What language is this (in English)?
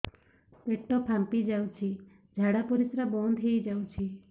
Odia